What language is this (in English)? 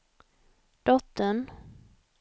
Swedish